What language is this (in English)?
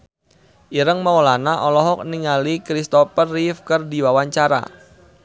Sundanese